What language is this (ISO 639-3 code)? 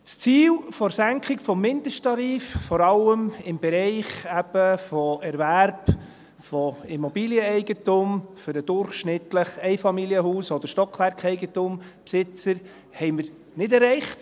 gsw